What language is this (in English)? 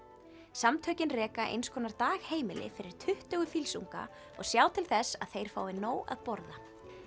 Icelandic